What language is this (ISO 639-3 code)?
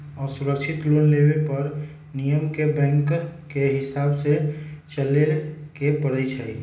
mag